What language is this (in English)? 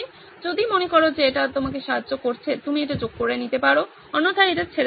Bangla